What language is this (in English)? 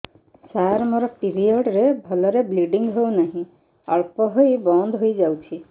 Odia